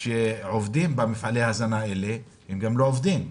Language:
Hebrew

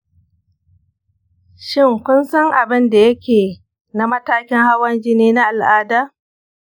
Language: Hausa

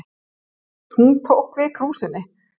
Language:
Icelandic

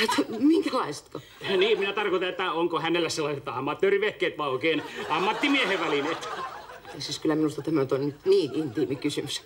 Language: Finnish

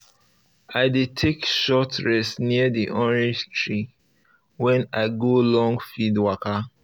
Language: Nigerian Pidgin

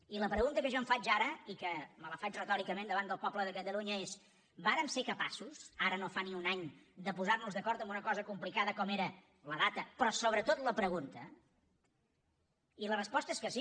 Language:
Catalan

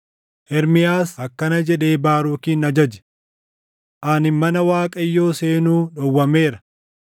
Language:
Oromo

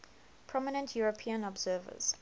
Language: English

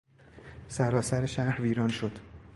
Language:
Persian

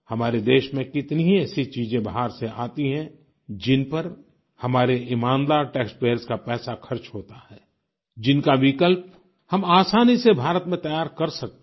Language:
Hindi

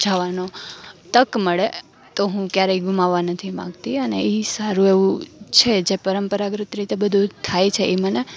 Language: Gujarati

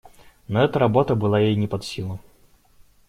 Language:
Russian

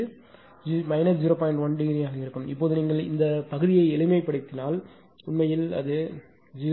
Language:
Tamil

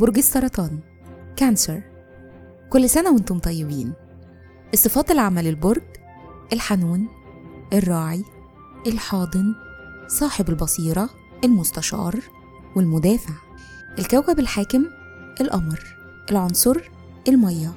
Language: Arabic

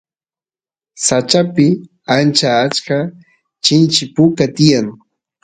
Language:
Santiago del Estero Quichua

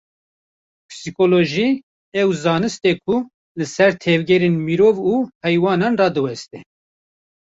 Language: Kurdish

